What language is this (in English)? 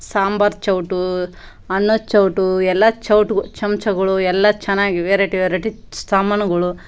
Kannada